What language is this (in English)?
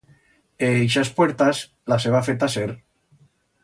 Aragonese